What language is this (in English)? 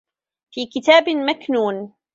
Arabic